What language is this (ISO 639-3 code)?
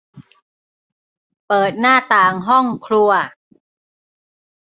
tha